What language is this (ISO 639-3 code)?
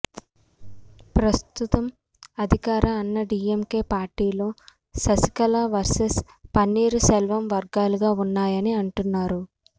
tel